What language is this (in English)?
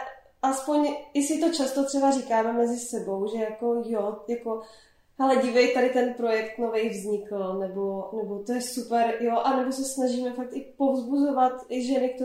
Czech